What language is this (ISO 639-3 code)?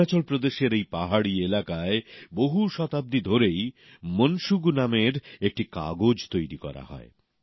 ben